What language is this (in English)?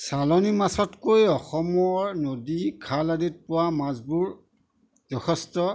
Assamese